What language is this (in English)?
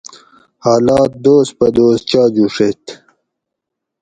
Gawri